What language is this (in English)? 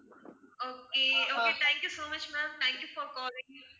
Tamil